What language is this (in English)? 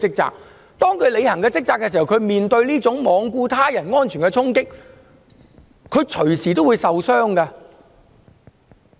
Cantonese